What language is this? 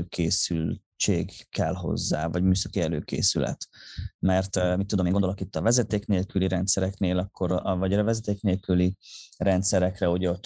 Hungarian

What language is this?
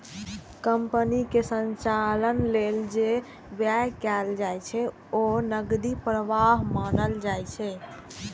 Maithili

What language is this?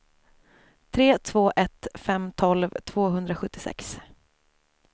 Swedish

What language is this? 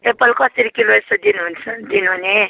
Nepali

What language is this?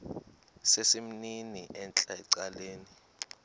Xhosa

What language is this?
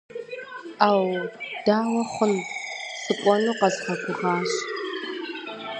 Kabardian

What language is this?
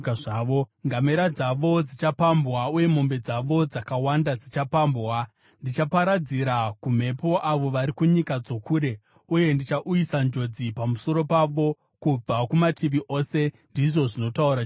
Shona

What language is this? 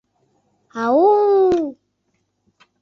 Mari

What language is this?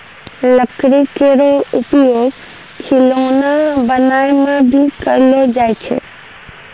Maithili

